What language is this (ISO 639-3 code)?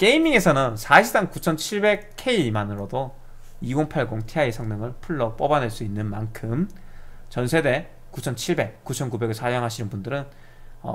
kor